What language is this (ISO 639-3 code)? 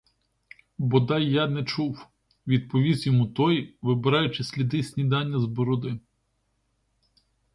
ukr